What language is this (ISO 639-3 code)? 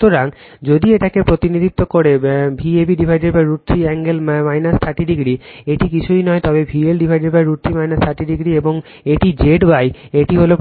ben